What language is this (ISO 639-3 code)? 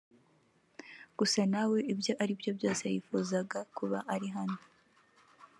kin